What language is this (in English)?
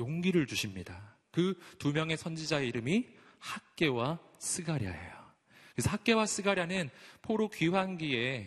Korean